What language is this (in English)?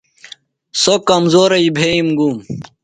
Phalura